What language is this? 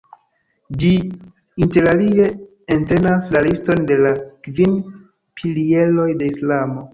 Esperanto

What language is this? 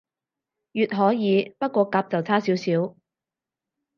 Cantonese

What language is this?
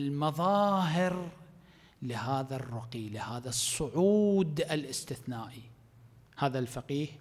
Arabic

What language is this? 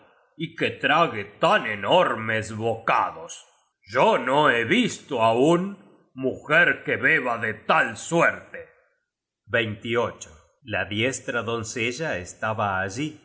Spanish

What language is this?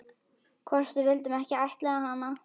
Icelandic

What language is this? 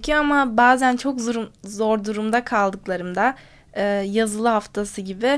Turkish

